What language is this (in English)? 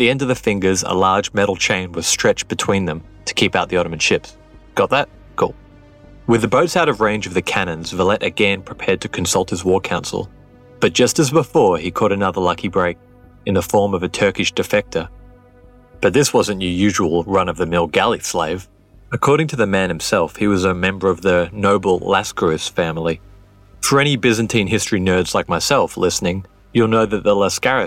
English